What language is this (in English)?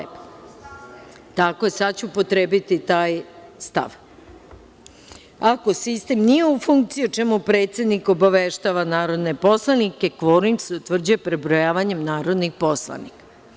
Serbian